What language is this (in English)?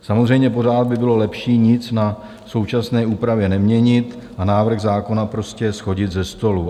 Czech